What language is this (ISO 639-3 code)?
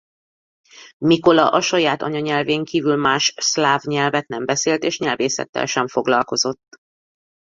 hun